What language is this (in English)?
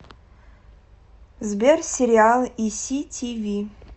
Russian